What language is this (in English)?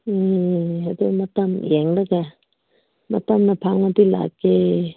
Manipuri